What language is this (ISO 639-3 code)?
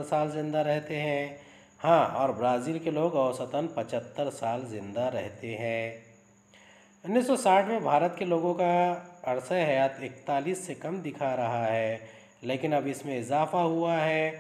hin